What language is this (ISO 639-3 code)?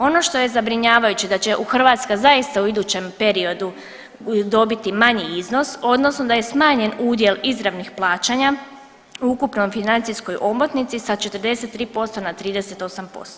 hrv